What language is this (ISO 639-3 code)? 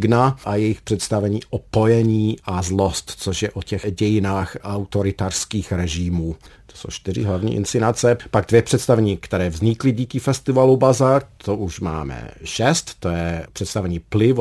ces